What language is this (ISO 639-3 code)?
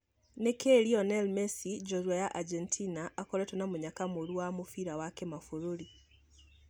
kik